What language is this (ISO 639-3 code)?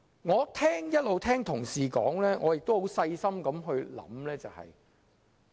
yue